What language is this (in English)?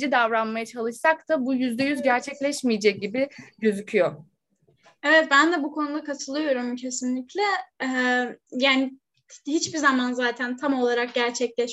Turkish